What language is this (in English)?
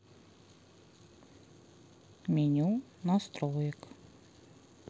Russian